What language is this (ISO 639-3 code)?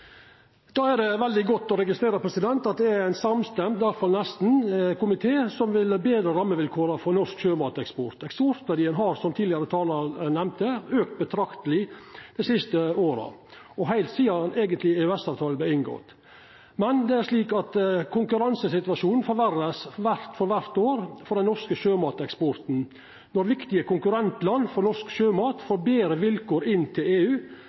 nno